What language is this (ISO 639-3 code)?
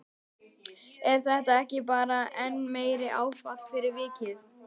isl